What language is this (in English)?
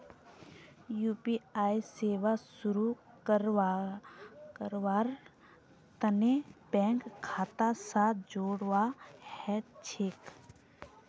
Magahi